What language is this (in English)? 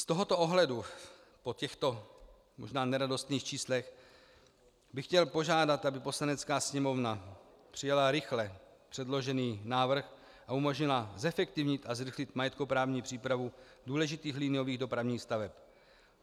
Czech